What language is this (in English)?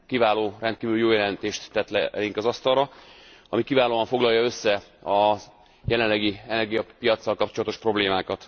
Hungarian